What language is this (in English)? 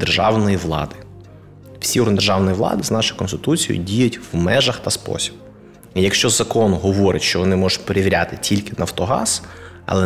Ukrainian